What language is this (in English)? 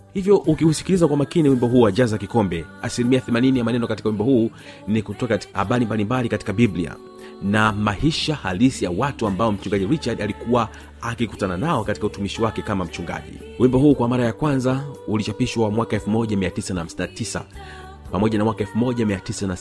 Swahili